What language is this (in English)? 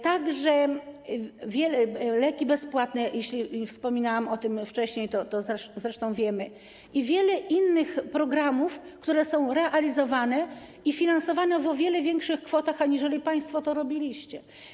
Polish